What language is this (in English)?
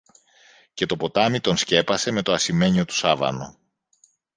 Greek